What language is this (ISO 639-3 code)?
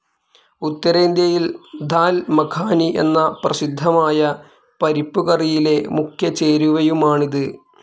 mal